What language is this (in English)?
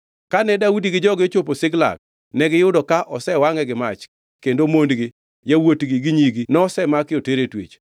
Luo (Kenya and Tanzania)